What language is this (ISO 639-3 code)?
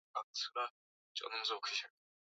swa